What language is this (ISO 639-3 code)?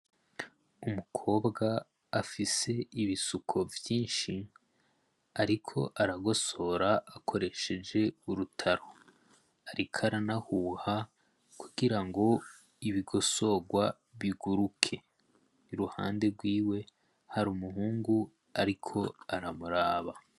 run